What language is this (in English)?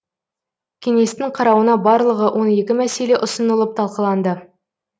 Kazakh